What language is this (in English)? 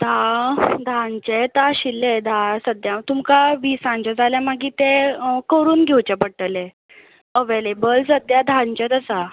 Konkani